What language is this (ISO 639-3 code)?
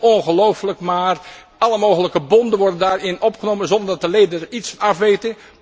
nld